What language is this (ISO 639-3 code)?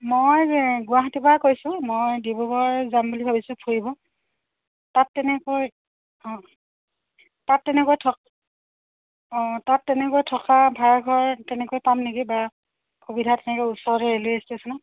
asm